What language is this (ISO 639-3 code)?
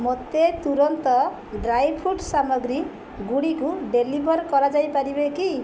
ori